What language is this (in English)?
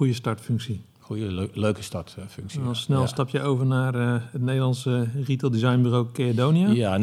Dutch